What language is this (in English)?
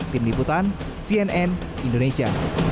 Indonesian